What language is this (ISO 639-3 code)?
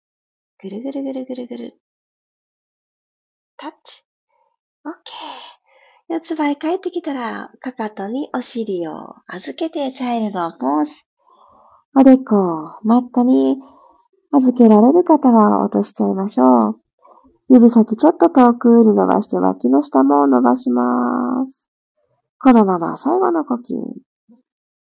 jpn